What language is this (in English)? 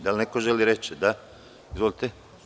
Serbian